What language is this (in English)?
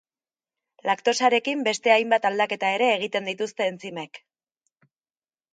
Basque